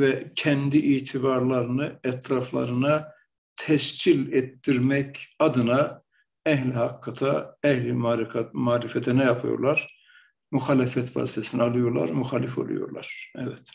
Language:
Turkish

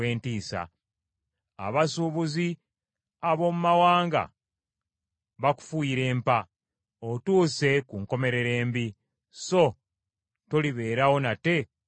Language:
Ganda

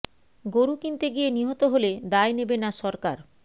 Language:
Bangla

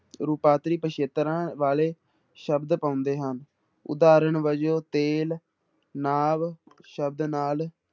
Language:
Punjabi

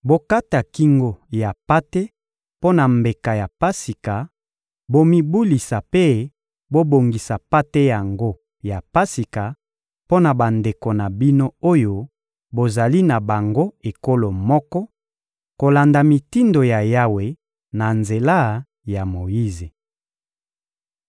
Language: Lingala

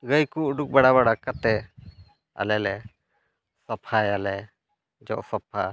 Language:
Santali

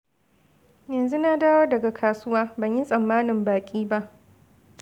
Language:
Hausa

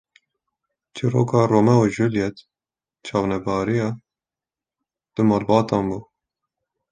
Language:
Kurdish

